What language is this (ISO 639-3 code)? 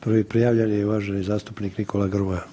hrv